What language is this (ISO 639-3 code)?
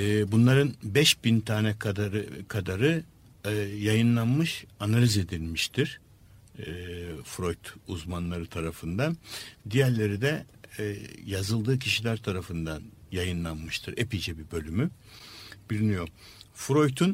tur